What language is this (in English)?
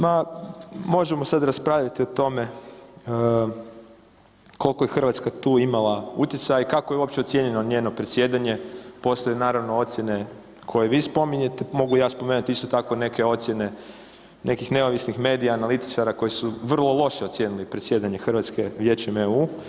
Croatian